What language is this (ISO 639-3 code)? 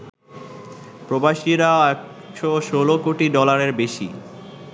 ben